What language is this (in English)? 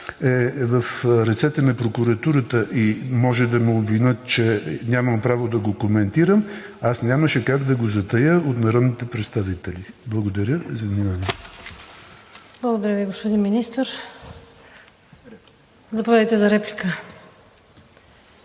Bulgarian